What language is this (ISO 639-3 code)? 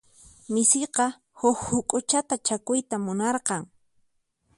qxp